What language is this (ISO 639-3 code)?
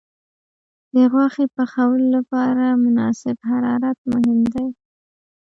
pus